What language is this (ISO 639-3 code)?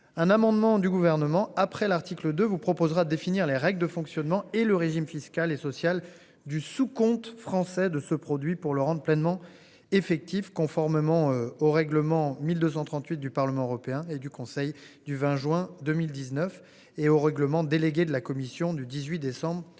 fra